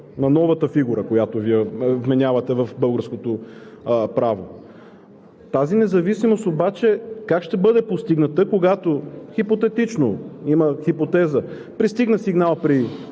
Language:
Bulgarian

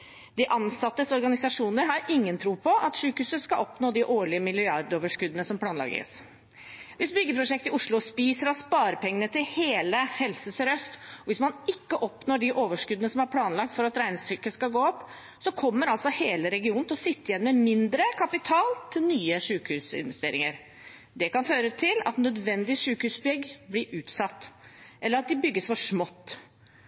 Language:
Norwegian Bokmål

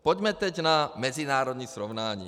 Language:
Czech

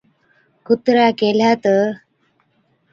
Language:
Od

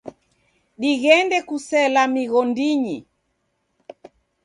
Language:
Taita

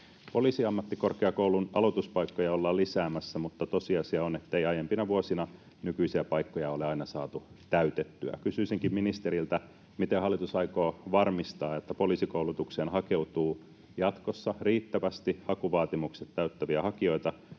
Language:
Finnish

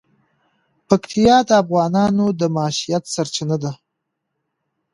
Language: Pashto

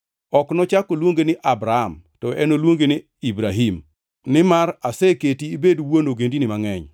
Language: Luo (Kenya and Tanzania)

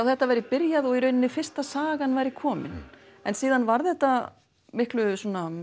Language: Icelandic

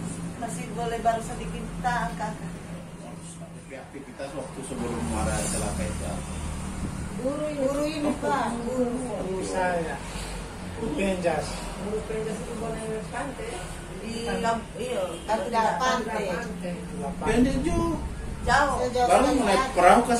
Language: Indonesian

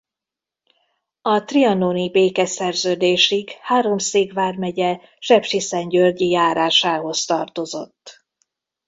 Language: Hungarian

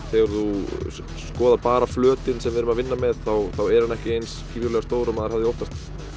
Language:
Icelandic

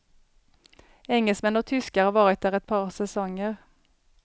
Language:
Swedish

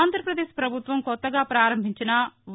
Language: Telugu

